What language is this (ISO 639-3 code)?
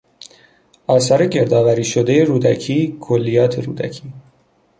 fas